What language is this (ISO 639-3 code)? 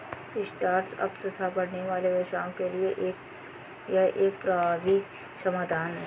hin